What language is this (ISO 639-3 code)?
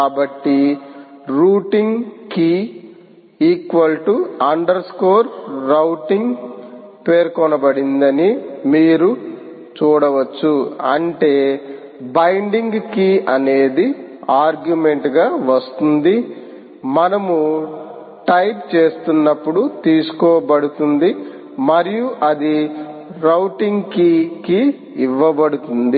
tel